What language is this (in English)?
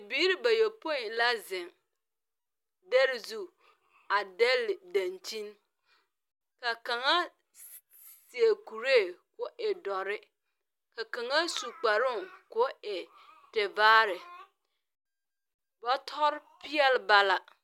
Southern Dagaare